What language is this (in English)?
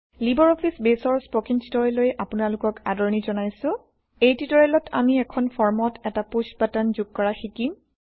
Assamese